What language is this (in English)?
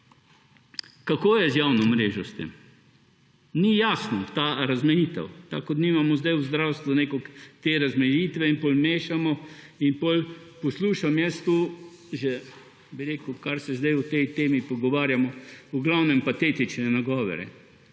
Slovenian